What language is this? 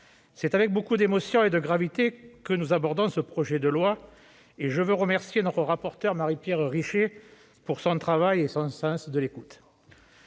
French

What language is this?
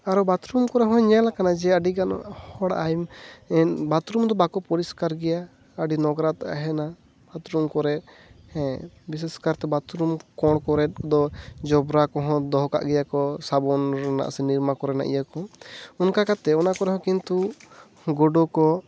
Santali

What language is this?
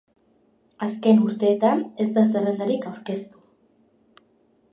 Basque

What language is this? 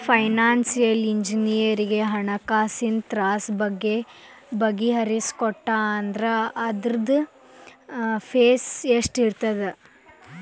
Kannada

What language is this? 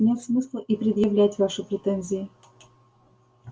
Russian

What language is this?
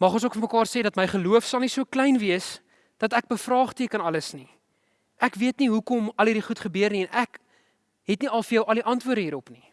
Dutch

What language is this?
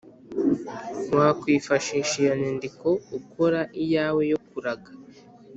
Kinyarwanda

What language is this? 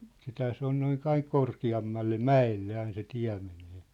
Finnish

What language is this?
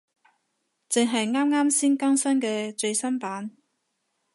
Cantonese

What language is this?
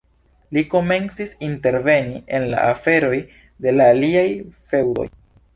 Esperanto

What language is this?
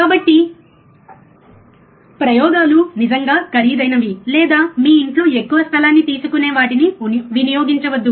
Telugu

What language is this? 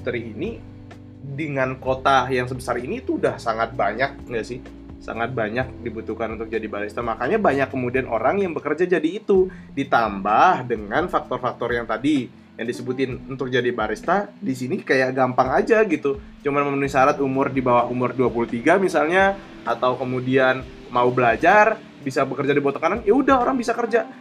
Indonesian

